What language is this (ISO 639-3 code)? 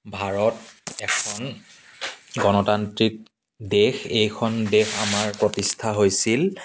asm